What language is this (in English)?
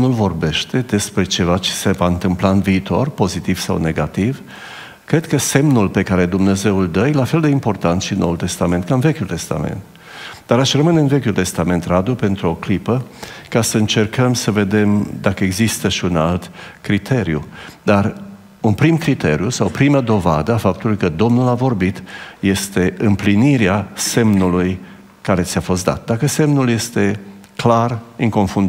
Romanian